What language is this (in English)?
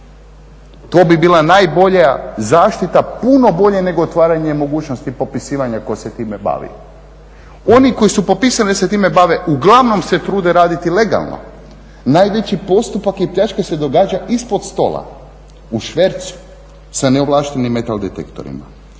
Croatian